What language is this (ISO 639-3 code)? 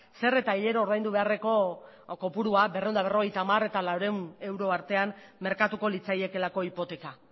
eus